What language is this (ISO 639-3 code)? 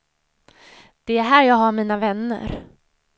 swe